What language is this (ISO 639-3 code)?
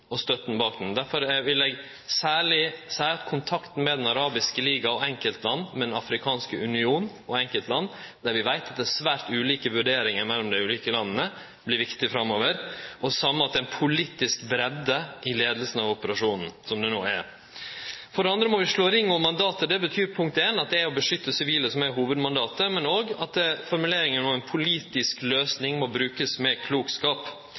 nno